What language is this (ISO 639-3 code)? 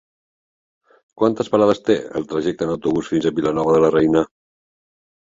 cat